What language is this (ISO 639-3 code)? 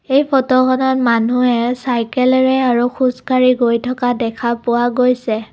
asm